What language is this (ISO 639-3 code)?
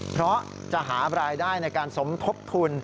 tha